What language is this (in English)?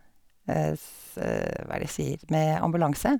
Norwegian